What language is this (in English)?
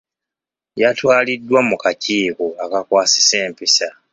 Ganda